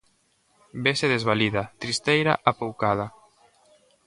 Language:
Galician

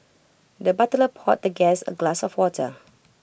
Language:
English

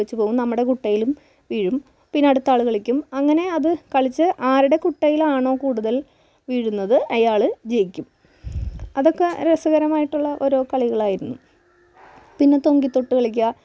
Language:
Malayalam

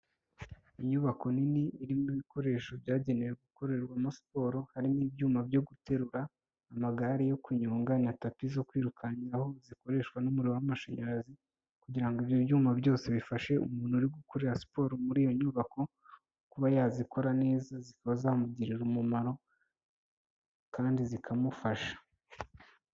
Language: Kinyarwanda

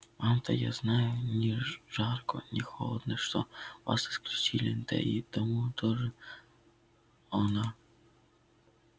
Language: Russian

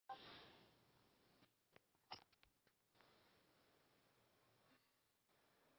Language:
Thai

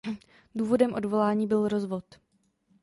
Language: Czech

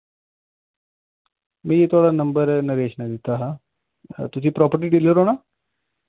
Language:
Dogri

